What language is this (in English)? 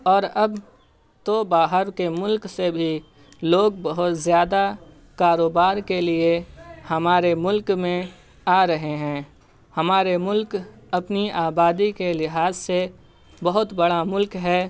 Urdu